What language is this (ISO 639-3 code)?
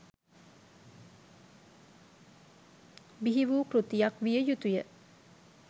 sin